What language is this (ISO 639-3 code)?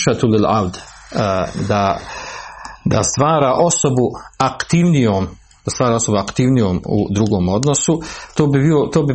hrv